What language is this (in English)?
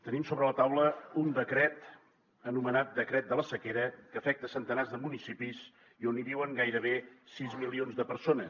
Catalan